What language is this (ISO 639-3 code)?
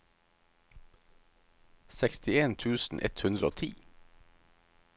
nor